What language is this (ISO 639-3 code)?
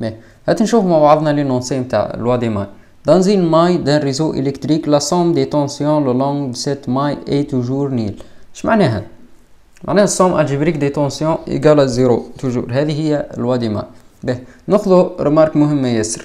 ara